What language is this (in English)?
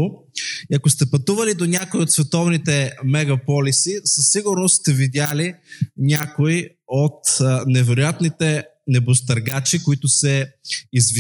Bulgarian